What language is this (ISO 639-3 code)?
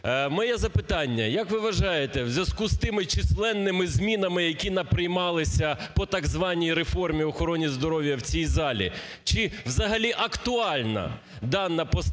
ukr